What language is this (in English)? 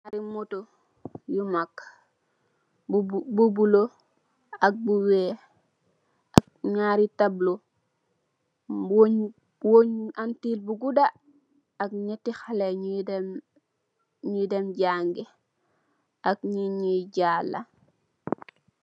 Wolof